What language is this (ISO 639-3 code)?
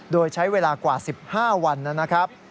tha